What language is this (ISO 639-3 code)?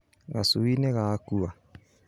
kik